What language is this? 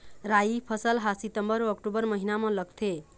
Chhattisgarhi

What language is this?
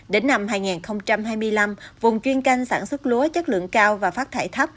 Vietnamese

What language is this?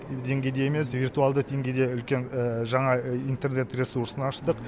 Kazakh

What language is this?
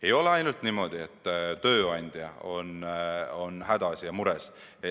Estonian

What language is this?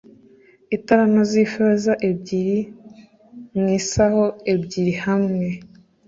Kinyarwanda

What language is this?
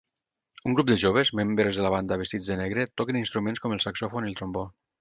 Catalan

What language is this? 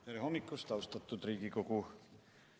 Estonian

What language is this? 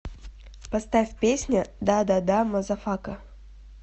Russian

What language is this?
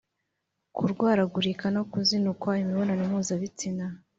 Kinyarwanda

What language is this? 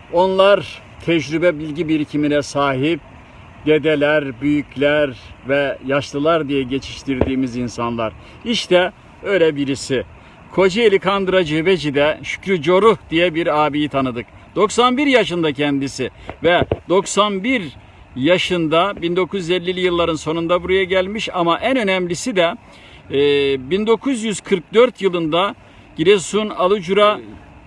Turkish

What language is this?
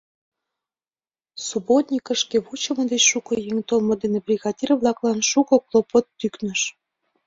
Mari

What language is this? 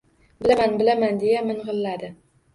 Uzbek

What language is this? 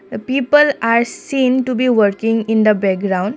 English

